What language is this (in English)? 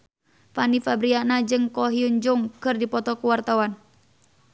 Sundanese